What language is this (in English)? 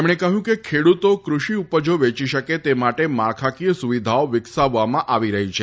Gujarati